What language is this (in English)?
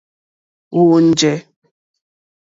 Mokpwe